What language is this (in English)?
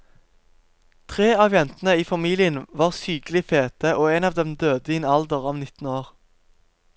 Norwegian